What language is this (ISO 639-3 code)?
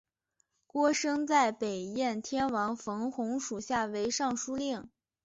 zho